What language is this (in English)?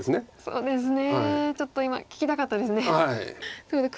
Japanese